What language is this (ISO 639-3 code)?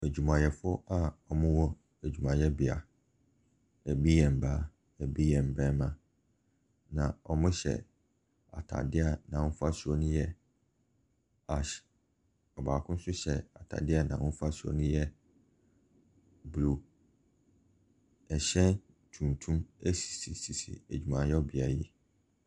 aka